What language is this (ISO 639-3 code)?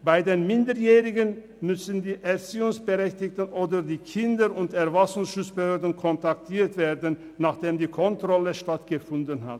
gsw